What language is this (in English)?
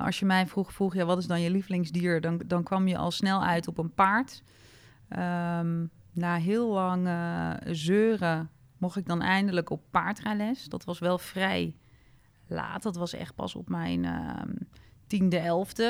Dutch